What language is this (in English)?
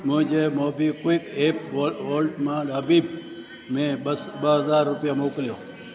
Sindhi